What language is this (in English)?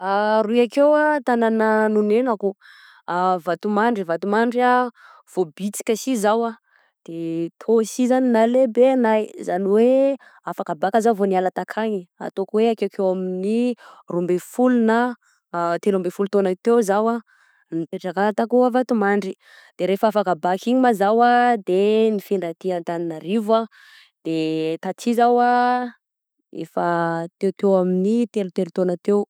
Southern Betsimisaraka Malagasy